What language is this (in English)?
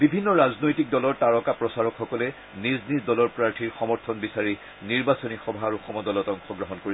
Assamese